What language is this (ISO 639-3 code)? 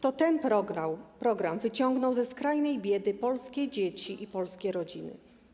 pol